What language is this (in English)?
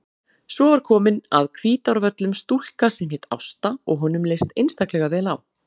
Icelandic